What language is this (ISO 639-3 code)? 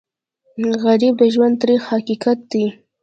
pus